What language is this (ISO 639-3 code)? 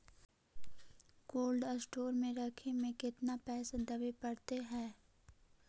mag